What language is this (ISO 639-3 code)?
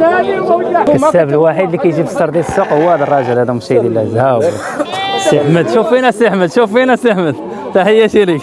ara